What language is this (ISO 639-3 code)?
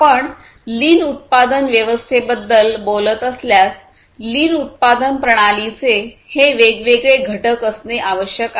mar